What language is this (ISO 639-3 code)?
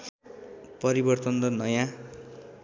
nep